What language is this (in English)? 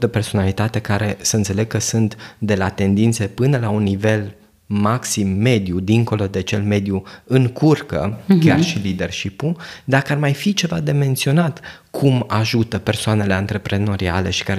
Romanian